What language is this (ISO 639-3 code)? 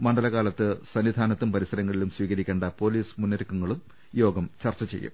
mal